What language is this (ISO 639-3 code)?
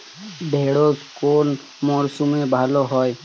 ben